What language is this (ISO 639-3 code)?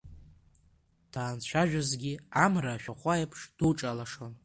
abk